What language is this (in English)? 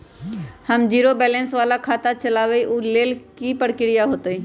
Magahi